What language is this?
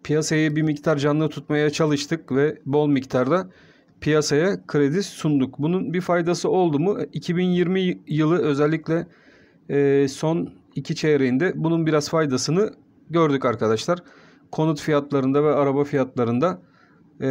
Turkish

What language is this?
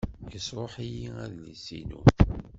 Kabyle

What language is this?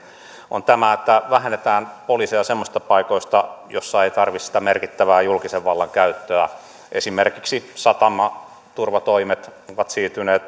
Finnish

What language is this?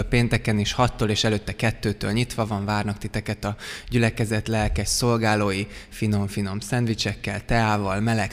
Hungarian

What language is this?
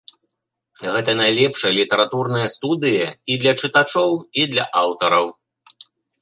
Belarusian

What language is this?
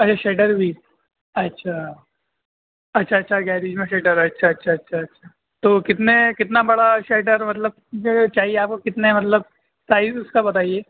Urdu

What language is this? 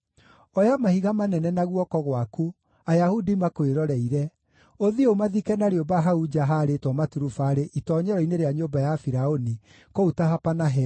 Kikuyu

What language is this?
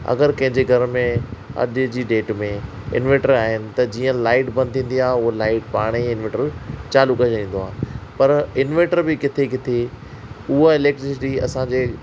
Sindhi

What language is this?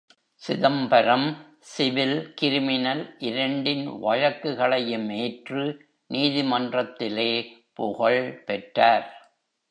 Tamil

